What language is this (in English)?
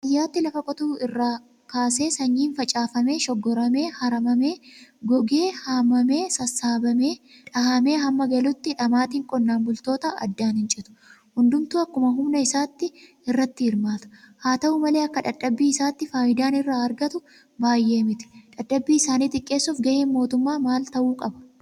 Oromo